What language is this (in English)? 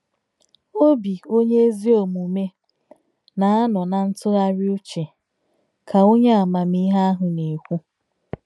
Igbo